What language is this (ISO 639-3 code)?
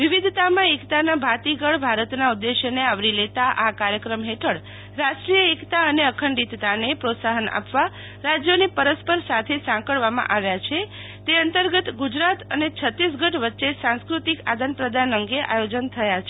guj